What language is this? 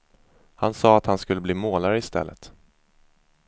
Swedish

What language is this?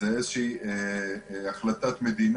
Hebrew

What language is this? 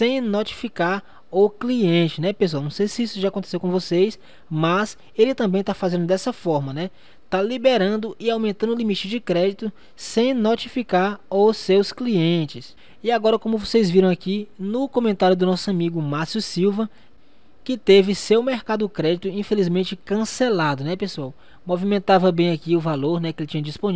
Portuguese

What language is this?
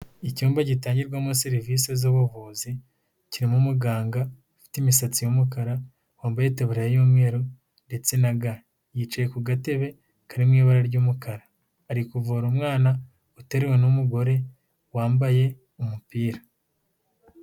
Kinyarwanda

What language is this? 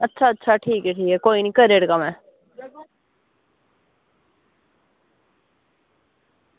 Dogri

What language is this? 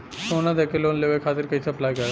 Bhojpuri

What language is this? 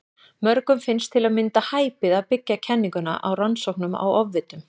Icelandic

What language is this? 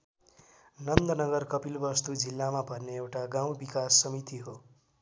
Nepali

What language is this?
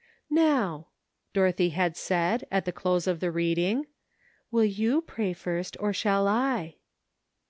English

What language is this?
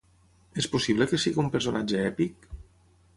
Catalan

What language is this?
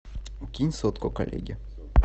Russian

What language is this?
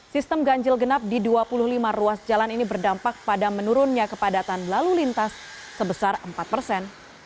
Indonesian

